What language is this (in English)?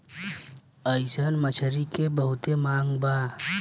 Bhojpuri